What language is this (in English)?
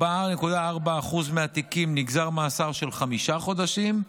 Hebrew